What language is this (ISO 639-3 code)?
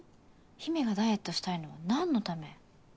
jpn